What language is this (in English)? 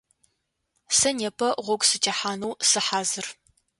Adyghe